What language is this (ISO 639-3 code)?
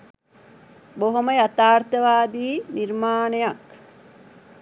sin